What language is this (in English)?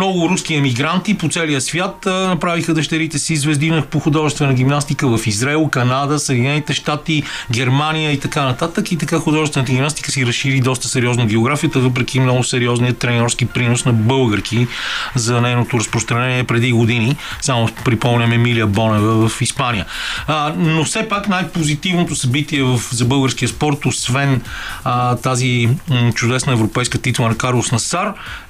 Bulgarian